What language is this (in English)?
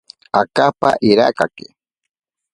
Ashéninka Perené